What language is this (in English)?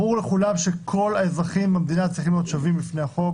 Hebrew